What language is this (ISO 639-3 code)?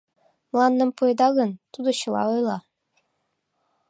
chm